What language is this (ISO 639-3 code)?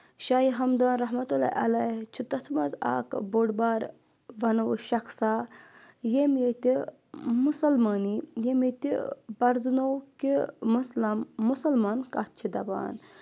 kas